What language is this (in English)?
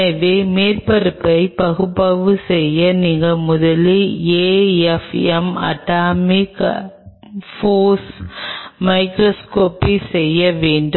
Tamil